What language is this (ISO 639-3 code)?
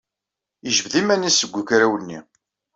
kab